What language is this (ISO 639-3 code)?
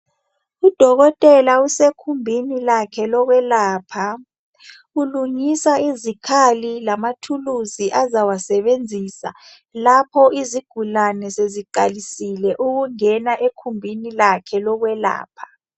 nde